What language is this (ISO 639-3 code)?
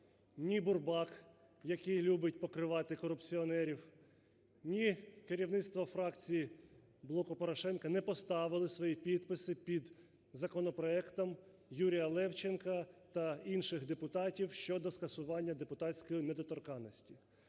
ukr